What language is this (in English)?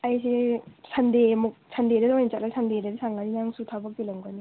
Manipuri